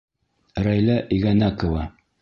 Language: Bashkir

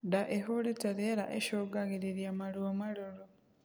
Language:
Kikuyu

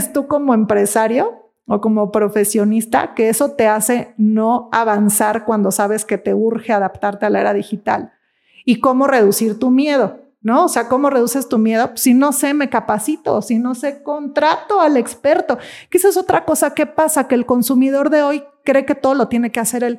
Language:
Spanish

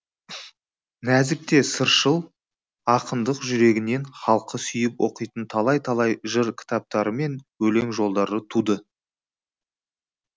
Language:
Kazakh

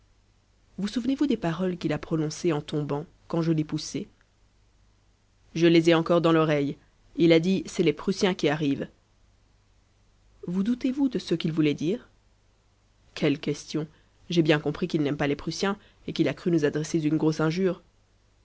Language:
French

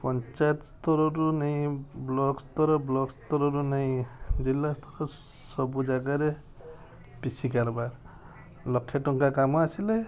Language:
Odia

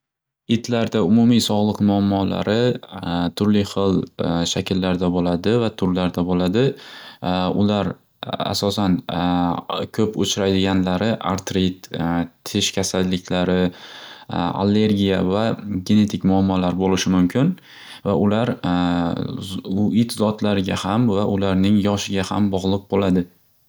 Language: Uzbek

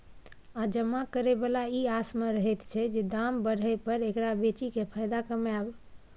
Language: Maithili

